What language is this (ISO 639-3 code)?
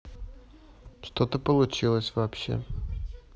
rus